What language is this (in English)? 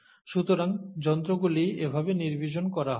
Bangla